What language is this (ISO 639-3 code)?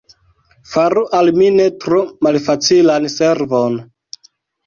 epo